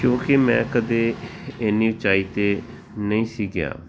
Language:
Punjabi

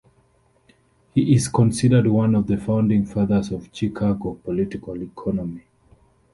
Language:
English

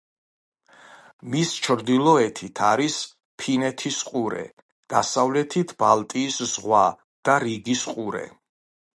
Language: Georgian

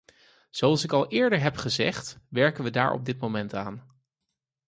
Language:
Dutch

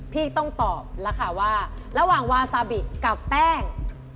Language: Thai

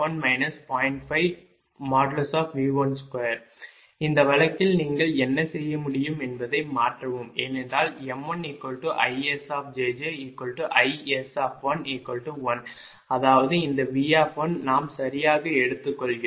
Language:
Tamil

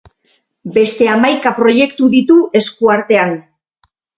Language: Basque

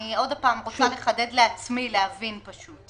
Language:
Hebrew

